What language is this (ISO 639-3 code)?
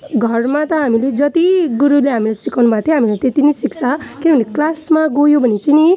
nep